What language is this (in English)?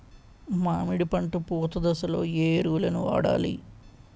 Telugu